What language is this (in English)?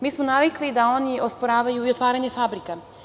Serbian